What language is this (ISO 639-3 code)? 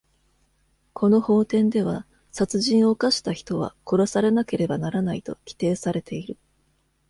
jpn